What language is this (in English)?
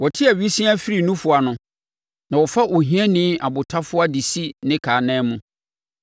Akan